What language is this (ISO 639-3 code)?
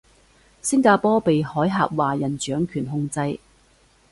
yue